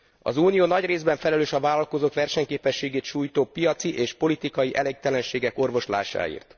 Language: Hungarian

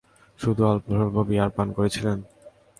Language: Bangla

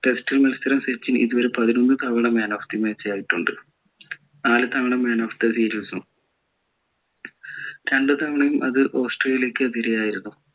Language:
Malayalam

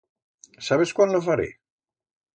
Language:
Aragonese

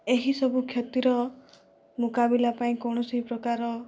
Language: Odia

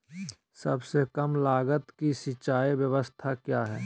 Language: Magahi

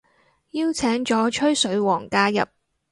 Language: Cantonese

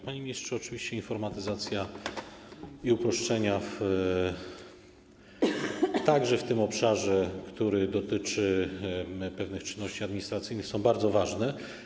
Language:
Polish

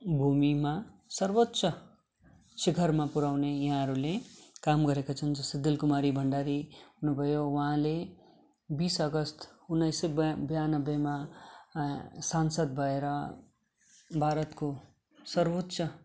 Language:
Nepali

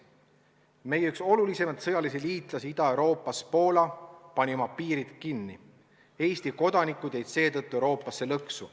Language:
Estonian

